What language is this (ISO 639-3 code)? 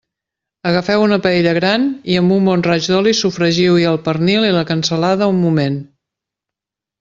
cat